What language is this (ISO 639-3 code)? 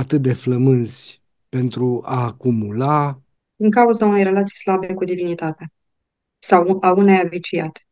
ron